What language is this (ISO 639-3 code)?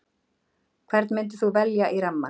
isl